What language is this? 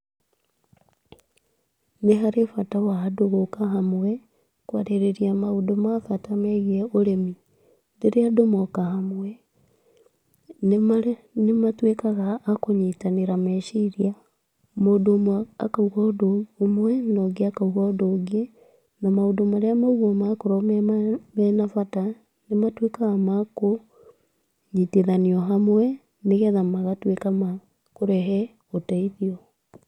Kikuyu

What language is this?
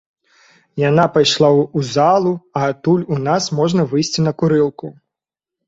Belarusian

